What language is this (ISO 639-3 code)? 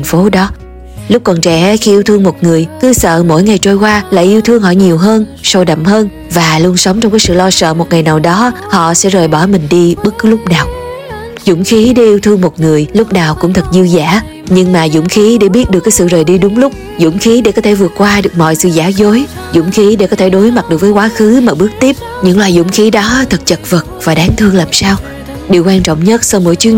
vie